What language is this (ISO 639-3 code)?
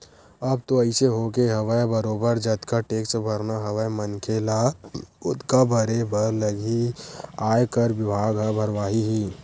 hne